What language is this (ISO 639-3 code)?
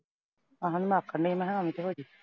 pan